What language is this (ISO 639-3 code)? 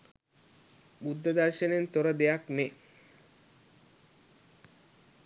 sin